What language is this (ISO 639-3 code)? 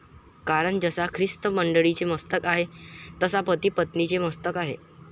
mar